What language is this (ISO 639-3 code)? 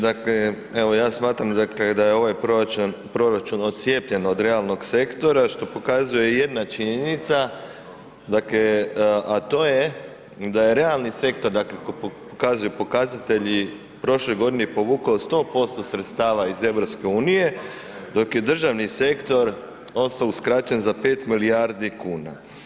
hrv